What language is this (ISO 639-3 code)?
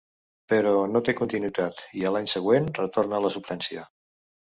cat